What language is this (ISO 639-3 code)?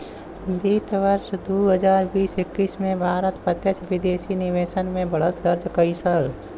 bho